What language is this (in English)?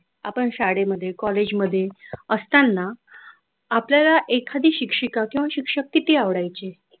Marathi